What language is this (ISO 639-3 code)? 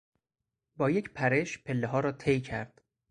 fas